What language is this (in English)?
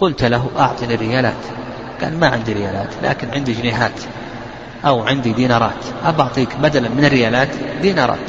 Arabic